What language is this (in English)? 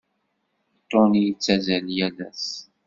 Kabyle